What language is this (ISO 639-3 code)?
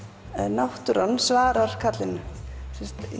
isl